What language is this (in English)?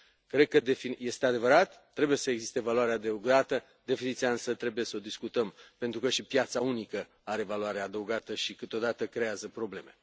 Romanian